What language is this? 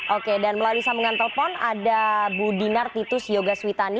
Indonesian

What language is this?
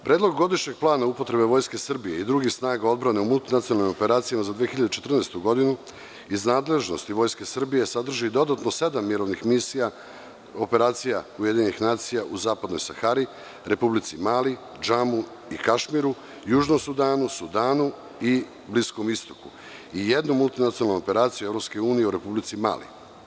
Serbian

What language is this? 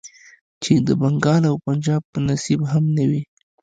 Pashto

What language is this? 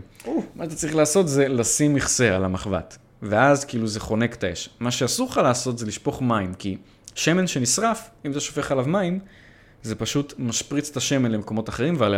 Hebrew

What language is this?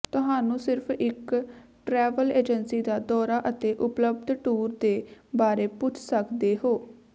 Punjabi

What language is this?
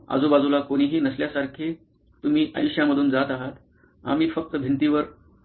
Marathi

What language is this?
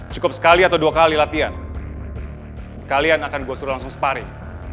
Indonesian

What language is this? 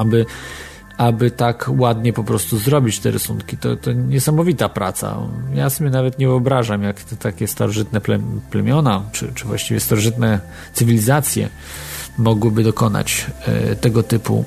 Polish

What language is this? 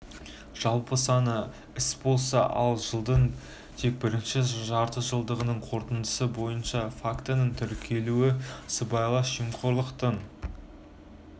Kazakh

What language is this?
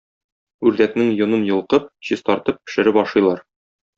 Tatar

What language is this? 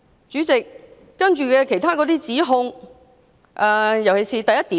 Cantonese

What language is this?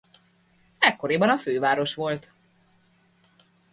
Hungarian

